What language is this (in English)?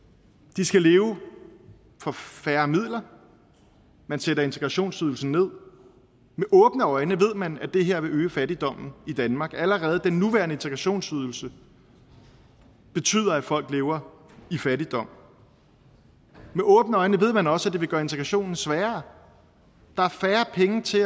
Danish